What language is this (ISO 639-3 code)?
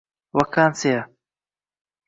uzb